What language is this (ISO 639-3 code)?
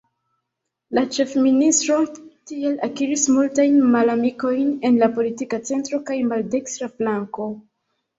epo